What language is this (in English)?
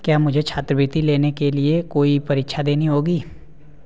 Hindi